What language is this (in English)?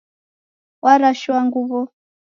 Taita